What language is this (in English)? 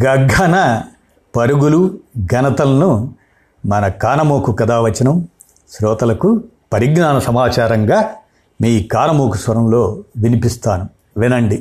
Telugu